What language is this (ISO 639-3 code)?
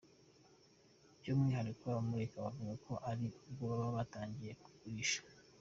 kin